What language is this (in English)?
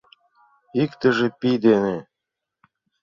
Mari